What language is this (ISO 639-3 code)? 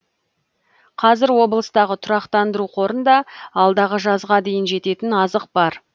kaz